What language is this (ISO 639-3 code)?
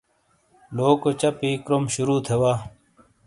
scl